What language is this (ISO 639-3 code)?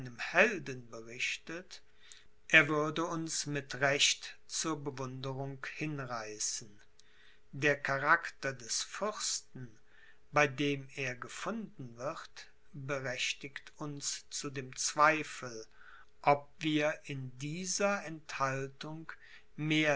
deu